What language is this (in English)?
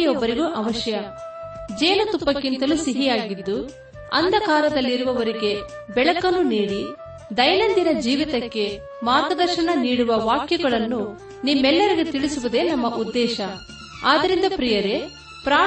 Kannada